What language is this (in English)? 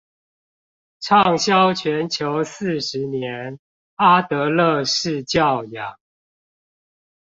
Chinese